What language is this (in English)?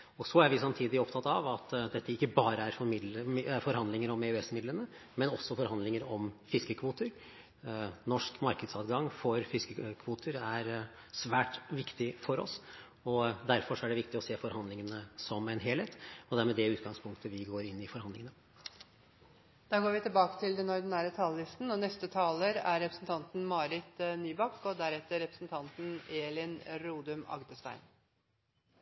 Norwegian